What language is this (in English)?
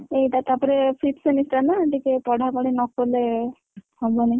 Odia